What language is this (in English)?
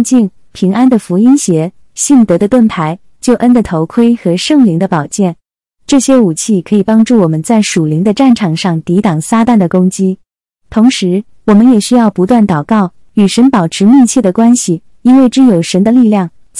Chinese